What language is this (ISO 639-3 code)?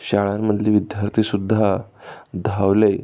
mar